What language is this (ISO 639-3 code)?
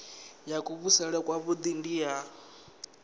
ven